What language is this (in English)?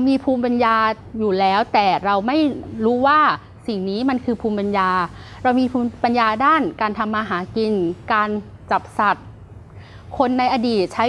Thai